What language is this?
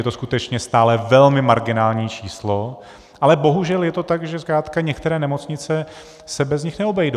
Czech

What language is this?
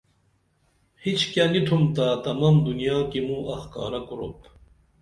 Dameli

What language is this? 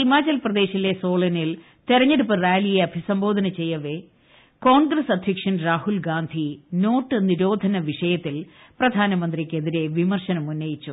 Malayalam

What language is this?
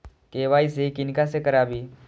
Maithili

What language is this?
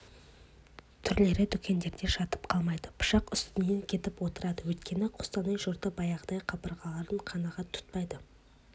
Kazakh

